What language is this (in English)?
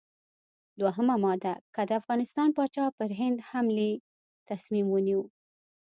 Pashto